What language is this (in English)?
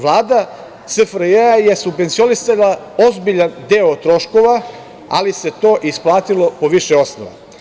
Serbian